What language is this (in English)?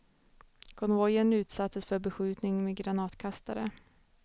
Swedish